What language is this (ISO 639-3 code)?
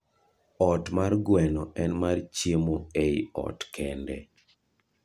luo